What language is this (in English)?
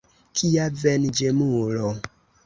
Esperanto